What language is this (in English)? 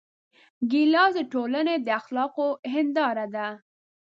Pashto